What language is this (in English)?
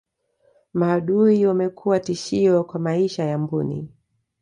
Swahili